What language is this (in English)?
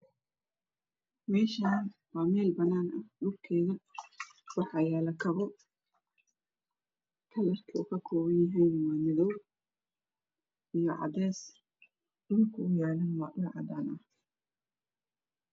Somali